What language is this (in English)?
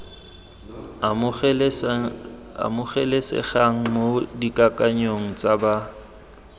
Tswana